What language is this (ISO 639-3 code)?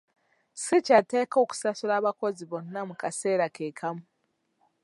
lug